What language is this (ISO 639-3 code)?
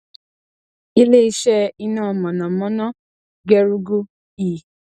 yor